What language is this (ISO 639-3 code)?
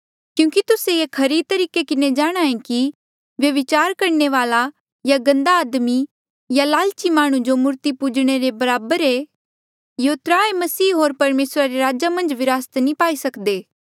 mjl